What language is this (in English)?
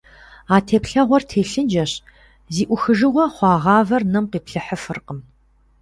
Kabardian